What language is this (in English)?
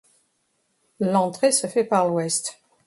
French